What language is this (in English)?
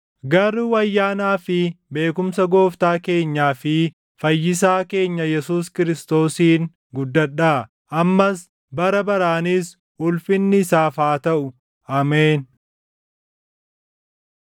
Oromo